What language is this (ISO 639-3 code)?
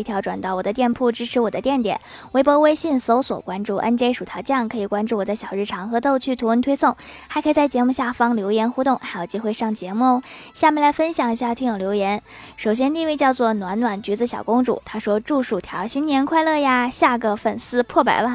zho